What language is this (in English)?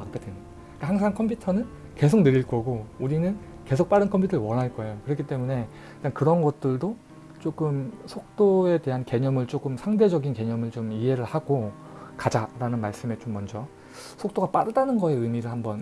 Korean